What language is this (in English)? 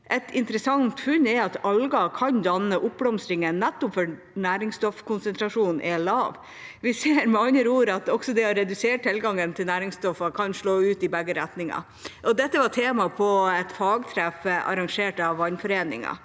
Norwegian